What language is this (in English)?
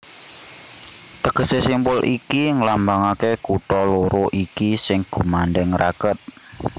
Javanese